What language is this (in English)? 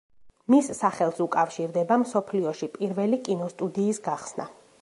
Georgian